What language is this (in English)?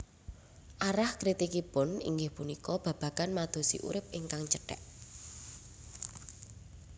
Javanese